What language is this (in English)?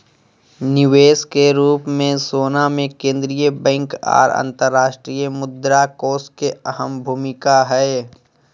Magahi